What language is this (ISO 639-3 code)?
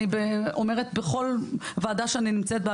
heb